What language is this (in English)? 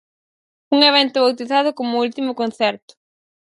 Galician